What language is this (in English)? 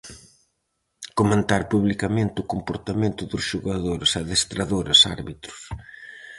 Galician